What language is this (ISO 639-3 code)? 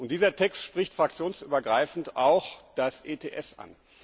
deu